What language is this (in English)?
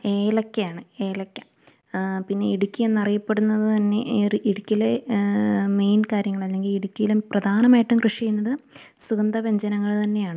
Malayalam